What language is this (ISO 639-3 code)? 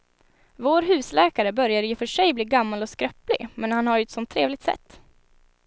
swe